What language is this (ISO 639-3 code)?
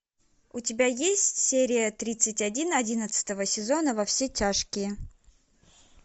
rus